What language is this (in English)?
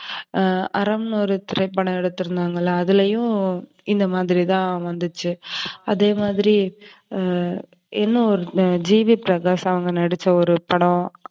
Tamil